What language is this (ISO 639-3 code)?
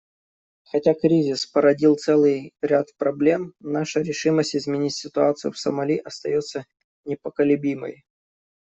rus